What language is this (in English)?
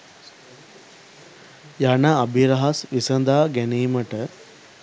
Sinhala